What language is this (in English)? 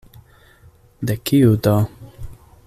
Esperanto